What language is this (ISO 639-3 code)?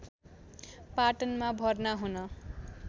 nep